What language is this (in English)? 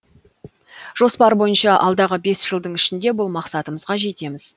Kazakh